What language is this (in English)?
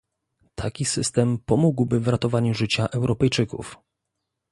Polish